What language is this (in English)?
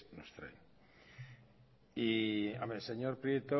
Spanish